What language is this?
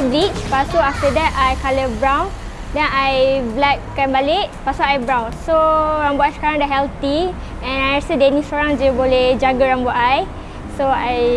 Malay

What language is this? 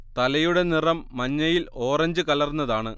Malayalam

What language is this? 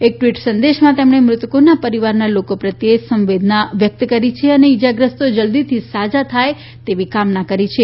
Gujarati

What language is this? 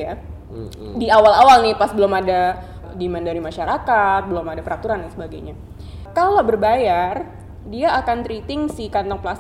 Indonesian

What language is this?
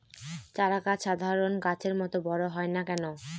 Bangla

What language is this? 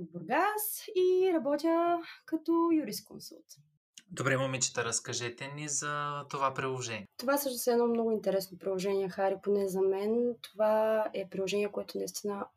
Bulgarian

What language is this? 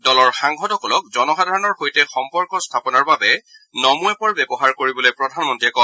Assamese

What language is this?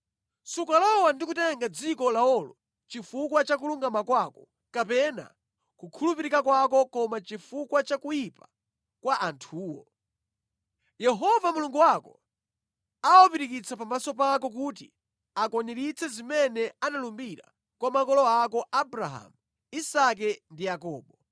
Nyanja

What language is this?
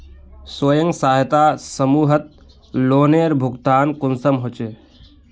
Magahi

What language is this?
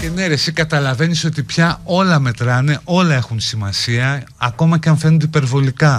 Greek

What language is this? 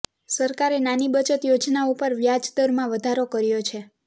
Gujarati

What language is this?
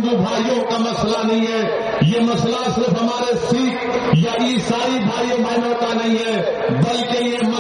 Urdu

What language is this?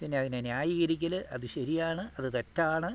Malayalam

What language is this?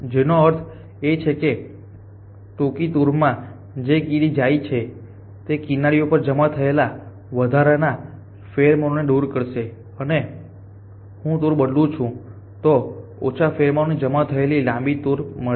Gujarati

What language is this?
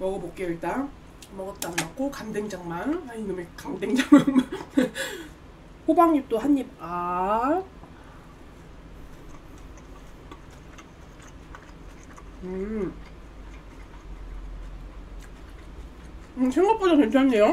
Korean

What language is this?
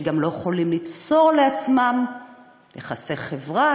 Hebrew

